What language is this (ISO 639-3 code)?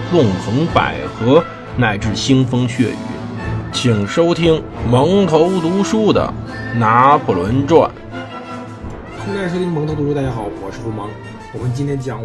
zho